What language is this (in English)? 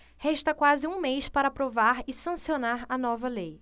Portuguese